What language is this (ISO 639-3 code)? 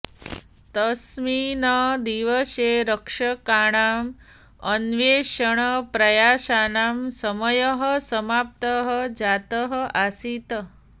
san